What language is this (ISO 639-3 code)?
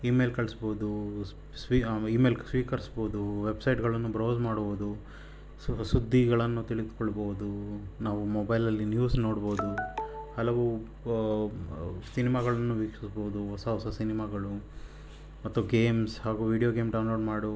kan